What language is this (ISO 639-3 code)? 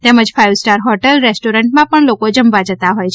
guj